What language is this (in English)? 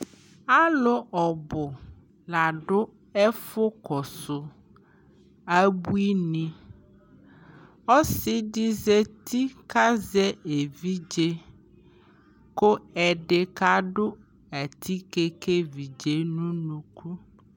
Ikposo